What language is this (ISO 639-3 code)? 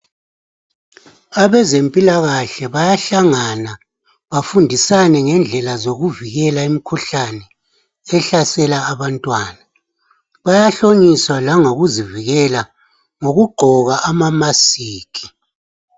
nde